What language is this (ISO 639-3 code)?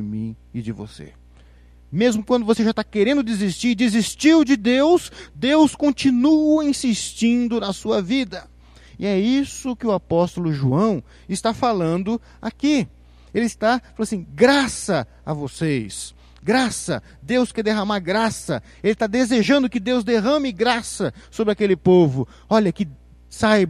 por